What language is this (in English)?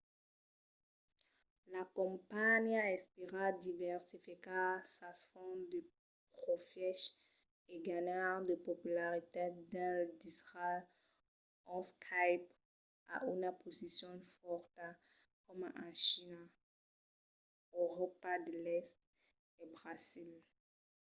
Occitan